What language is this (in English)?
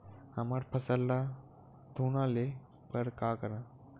Chhattisgarhi